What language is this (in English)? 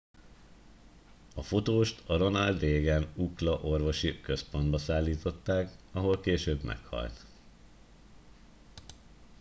Hungarian